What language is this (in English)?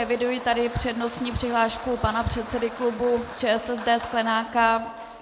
Czech